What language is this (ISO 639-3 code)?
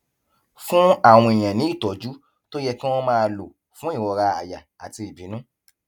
yor